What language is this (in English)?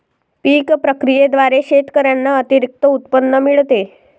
Marathi